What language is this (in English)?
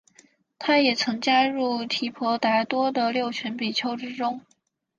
Chinese